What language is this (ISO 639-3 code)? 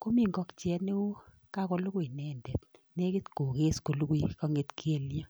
kln